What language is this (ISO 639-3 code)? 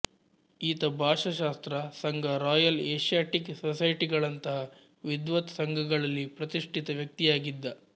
kan